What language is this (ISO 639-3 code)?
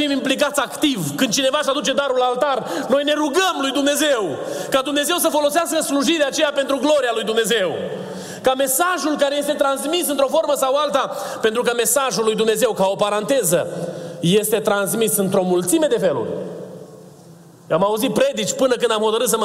ron